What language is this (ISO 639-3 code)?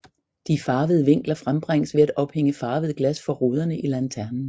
dan